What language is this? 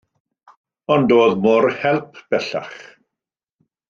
Welsh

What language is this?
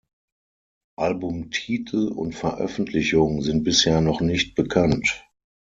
German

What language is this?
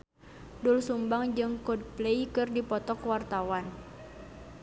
Sundanese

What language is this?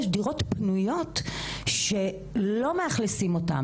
Hebrew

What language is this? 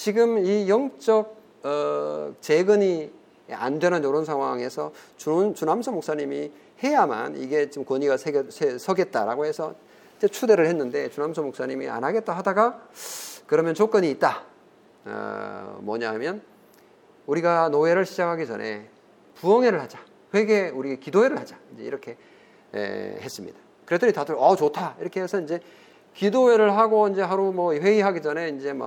Korean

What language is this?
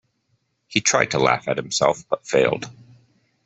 English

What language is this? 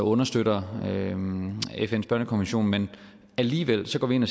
Danish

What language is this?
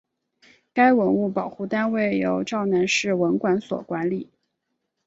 Chinese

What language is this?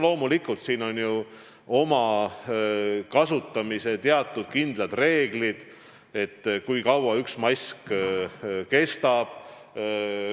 Estonian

